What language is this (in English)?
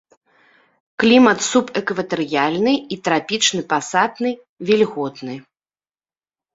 Belarusian